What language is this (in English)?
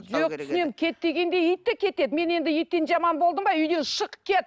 Kazakh